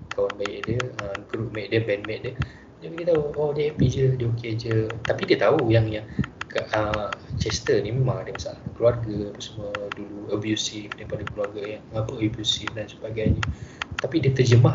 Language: Malay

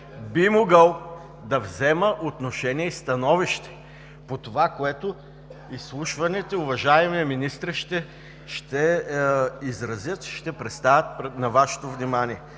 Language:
Bulgarian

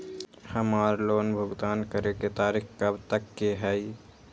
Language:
Magahi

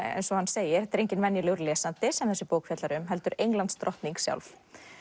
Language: Icelandic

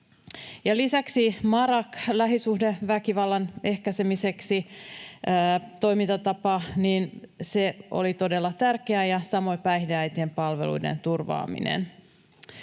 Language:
Finnish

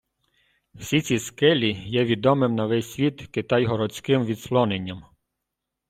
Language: Ukrainian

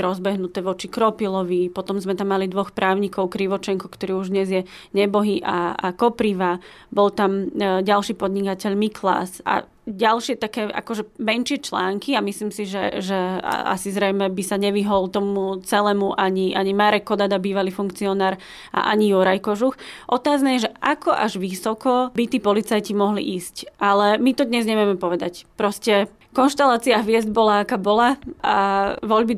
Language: Slovak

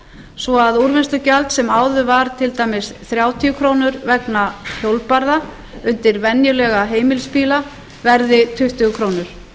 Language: Icelandic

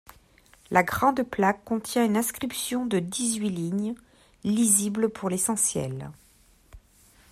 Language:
French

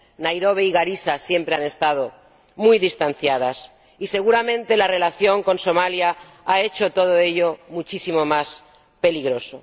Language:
Spanish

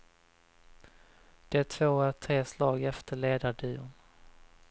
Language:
Swedish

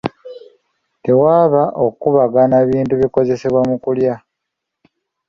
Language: Ganda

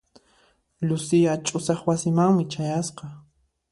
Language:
Puno Quechua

